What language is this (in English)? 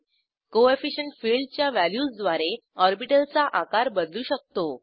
Marathi